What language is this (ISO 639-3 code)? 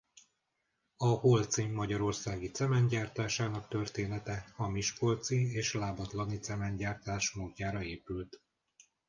hun